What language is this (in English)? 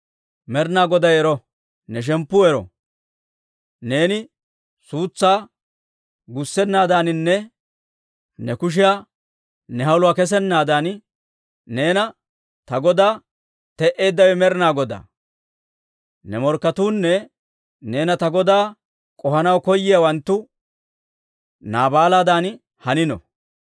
Dawro